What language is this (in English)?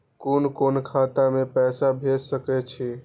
Maithili